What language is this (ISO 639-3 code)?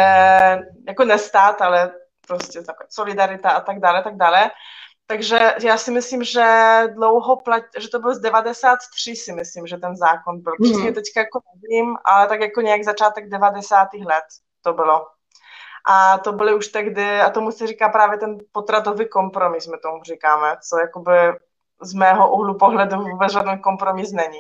ces